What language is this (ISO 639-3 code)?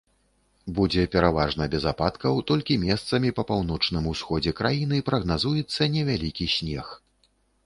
bel